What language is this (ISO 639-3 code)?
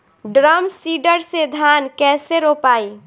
bho